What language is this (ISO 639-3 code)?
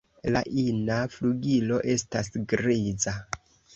epo